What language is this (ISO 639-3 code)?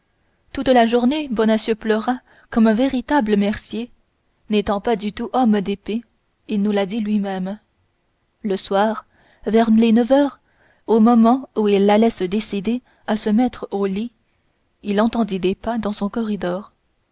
fra